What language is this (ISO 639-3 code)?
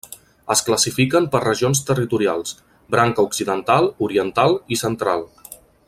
cat